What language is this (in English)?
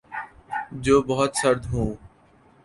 Urdu